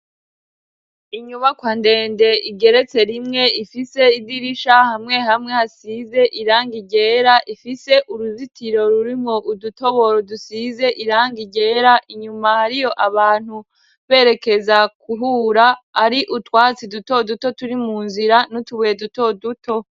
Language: Rundi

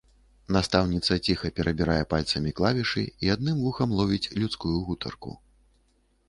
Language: Belarusian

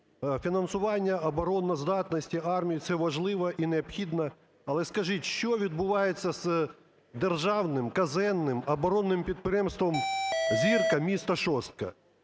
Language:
Ukrainian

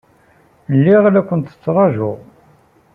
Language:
Kabyle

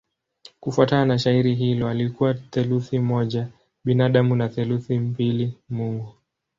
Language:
Swahili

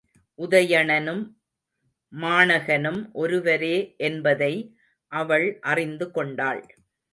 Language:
Tamil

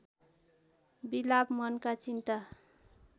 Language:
Nepali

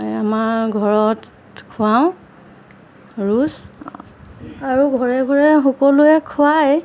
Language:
Assamese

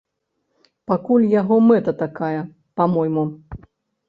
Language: Belarusian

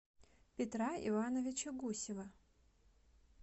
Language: Russian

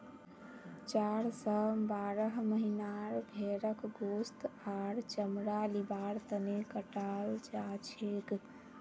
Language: Magahi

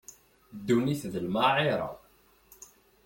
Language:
Kabyle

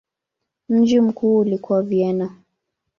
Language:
Swahili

